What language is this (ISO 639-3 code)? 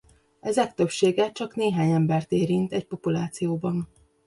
hun